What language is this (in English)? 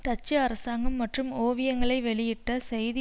Tamil